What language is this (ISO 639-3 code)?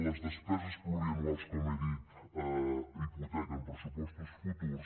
cat